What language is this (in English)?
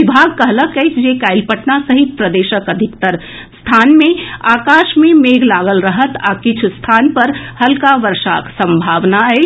Maithili